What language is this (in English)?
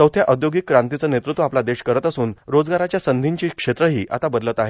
Marathi